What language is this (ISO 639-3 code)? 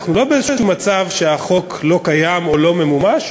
heb